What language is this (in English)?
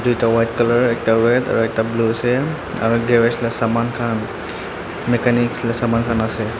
Naga Pidgin